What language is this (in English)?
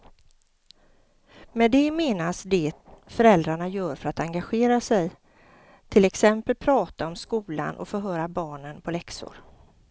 Swedish